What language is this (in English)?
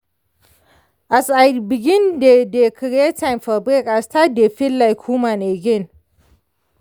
Nigerian Pidgin